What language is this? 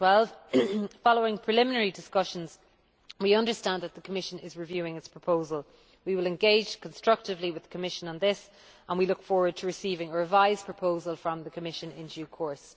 English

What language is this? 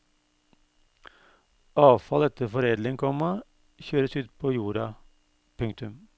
Norwegian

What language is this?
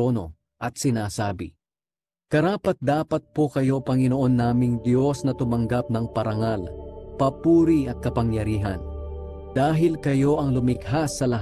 Filipino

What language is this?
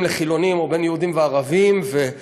Hebrew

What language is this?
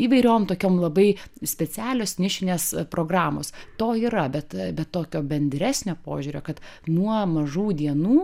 Lithuanian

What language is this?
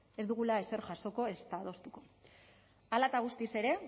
Basque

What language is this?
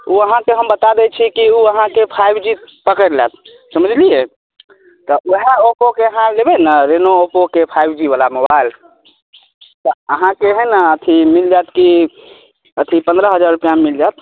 Maithili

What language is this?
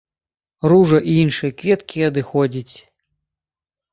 Belarusian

